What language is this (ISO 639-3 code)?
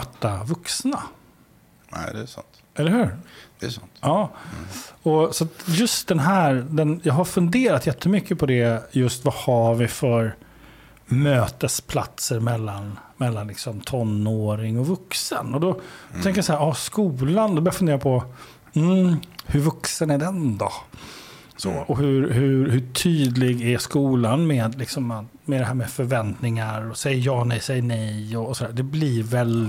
swe